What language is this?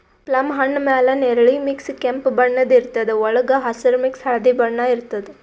Kannada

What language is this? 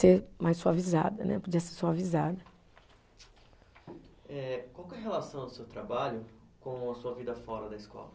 Portuguese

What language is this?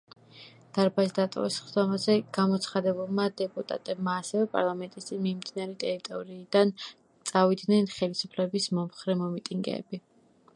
Georgian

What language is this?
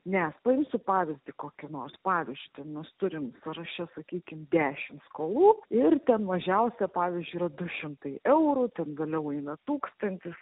Lithuanian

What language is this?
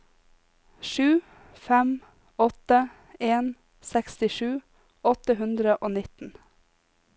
Norwegian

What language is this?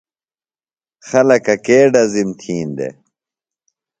Phalura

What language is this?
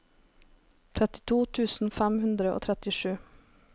Norwegian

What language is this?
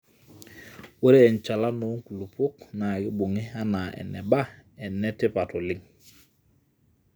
Masai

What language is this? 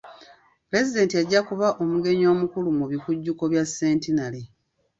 Ganda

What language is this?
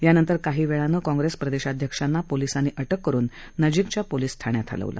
Marathi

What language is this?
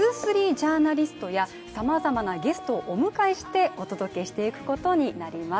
Japanese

